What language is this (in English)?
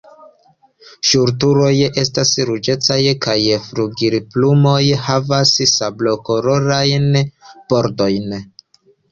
Esperanto